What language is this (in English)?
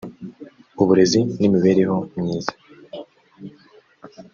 Kinyarwanda